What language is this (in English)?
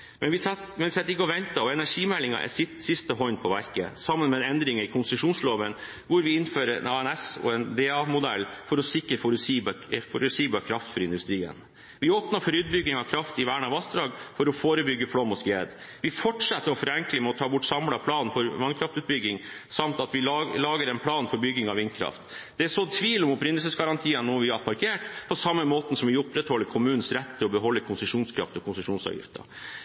Norwegian Bokmål